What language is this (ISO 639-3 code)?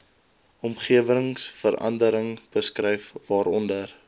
afr